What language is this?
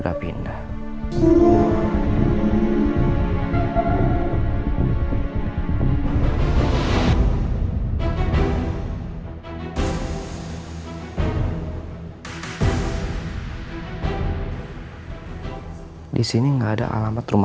Indonesian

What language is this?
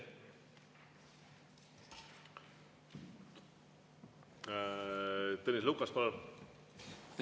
Estonian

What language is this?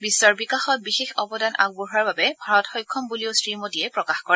Assamese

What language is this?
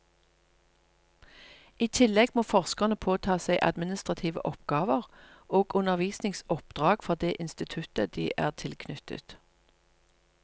Norwegian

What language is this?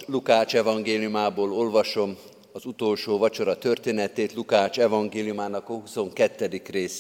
Hungarian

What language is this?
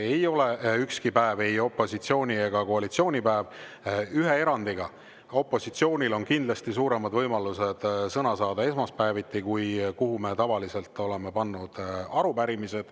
Estonian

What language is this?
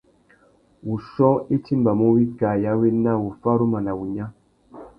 Tuki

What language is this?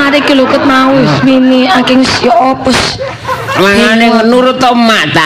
Indonesian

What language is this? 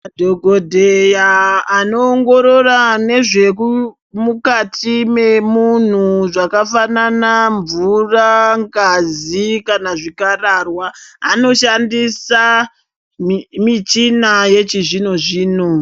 Ndau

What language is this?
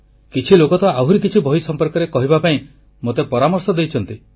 Odia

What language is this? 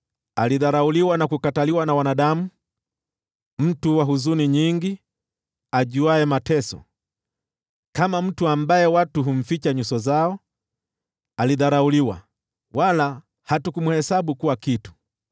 Swahili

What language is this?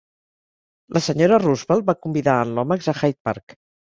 Catalan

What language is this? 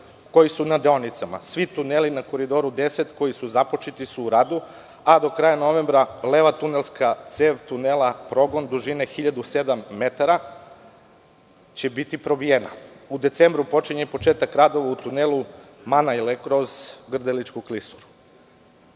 Serbian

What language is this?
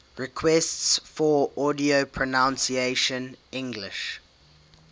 English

